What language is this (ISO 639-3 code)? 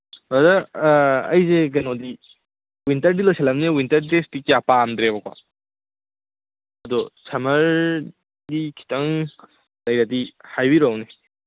mni